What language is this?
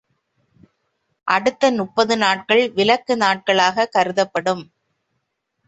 Tamil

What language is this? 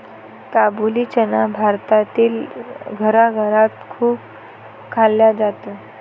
Marathi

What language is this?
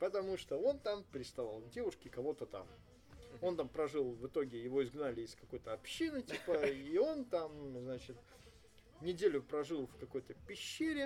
Russian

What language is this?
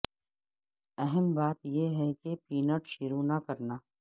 Urdu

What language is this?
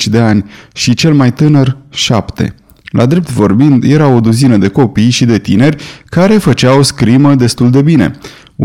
Romanian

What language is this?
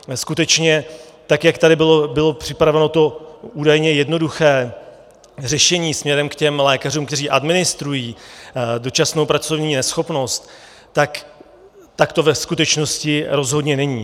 Czech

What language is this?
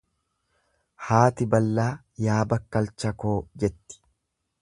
Oromo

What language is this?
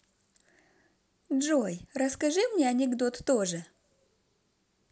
Russian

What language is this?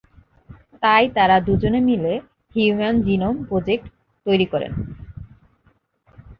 Bangla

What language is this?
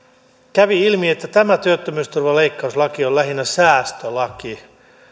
Finnish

